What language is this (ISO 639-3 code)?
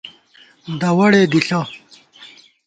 gwt